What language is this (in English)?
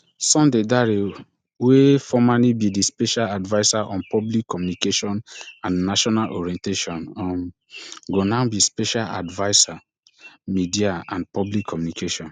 Nigerian Pidgin